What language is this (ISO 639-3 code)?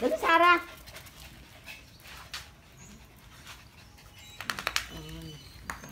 vie